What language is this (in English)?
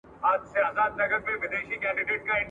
Pashto